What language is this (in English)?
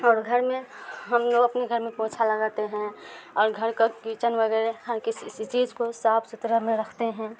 Urdu